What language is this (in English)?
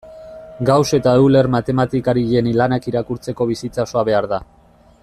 Basque